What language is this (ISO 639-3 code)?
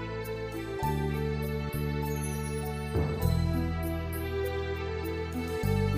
fil